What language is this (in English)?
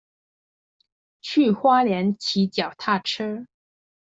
Chinese